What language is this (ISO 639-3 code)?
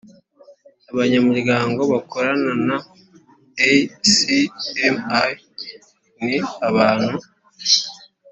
kin